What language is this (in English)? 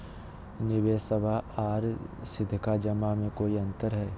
Magahi